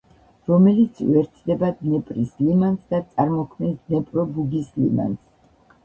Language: Georgian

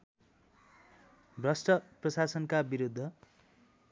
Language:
Nepali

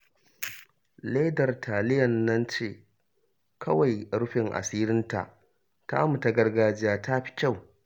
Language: Hausa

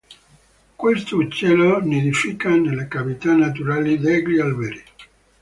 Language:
Italian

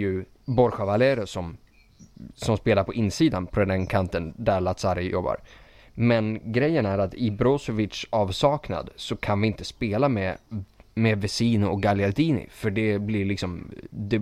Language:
Swedish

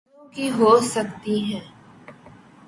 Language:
Urdu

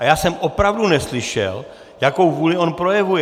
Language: Czech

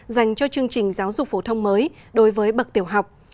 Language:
Vietnamese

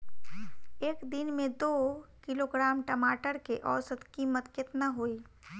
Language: Bhojpuri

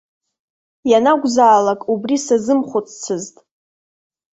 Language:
Abkhazian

